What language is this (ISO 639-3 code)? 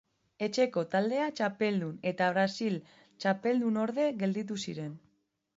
eus